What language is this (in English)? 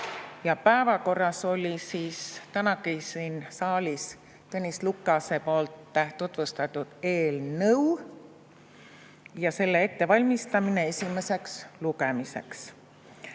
Estonian